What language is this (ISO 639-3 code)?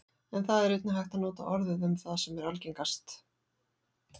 isl